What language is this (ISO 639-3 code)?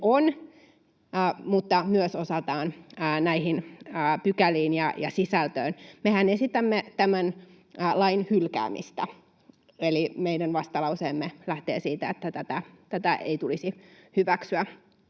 fin